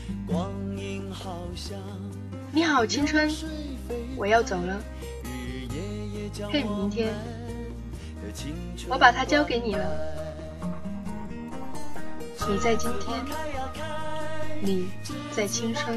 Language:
Chinese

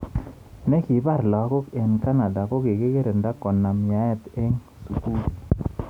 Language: Kalenjin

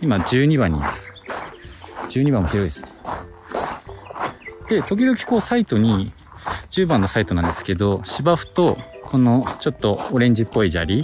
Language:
Japanese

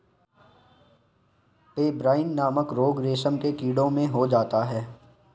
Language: Hindi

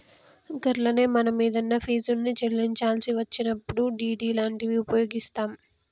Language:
Telugu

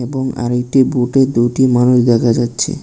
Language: Bangla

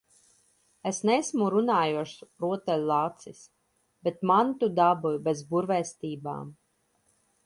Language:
Latvian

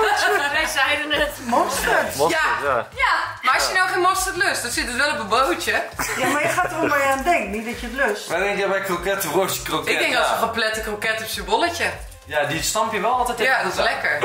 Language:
Dutch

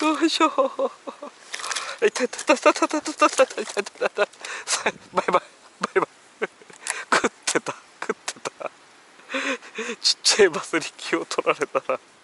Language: Japanese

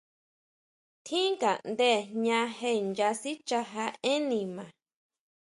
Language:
Huautla Mazatec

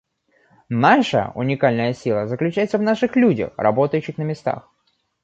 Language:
Russian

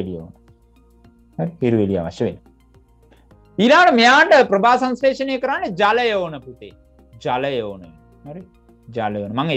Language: Indonesian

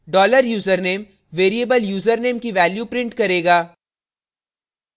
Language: Hindi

